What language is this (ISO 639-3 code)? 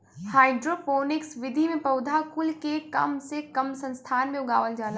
bho